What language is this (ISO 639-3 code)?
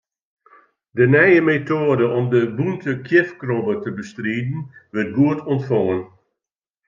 fry